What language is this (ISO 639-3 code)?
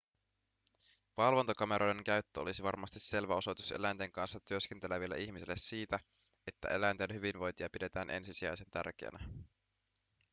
fin